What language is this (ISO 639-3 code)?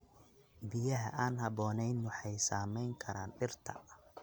som